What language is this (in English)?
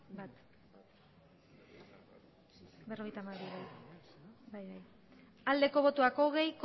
Basque